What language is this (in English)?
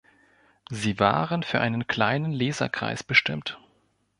German